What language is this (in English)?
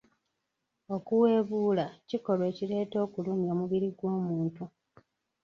Ganda